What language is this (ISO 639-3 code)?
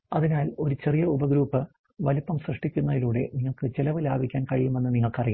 mal